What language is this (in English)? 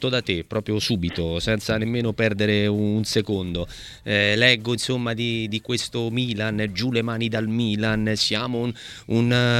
Italian